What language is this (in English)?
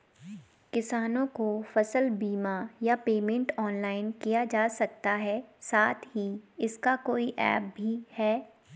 Hindi